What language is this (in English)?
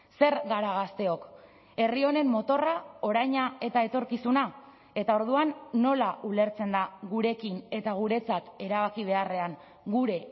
Basque